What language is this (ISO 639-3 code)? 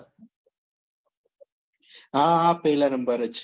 guj